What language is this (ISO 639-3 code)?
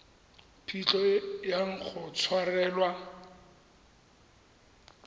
tsn